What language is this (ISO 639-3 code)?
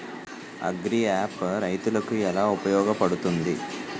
tel